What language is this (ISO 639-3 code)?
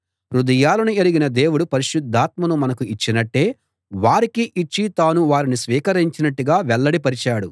tel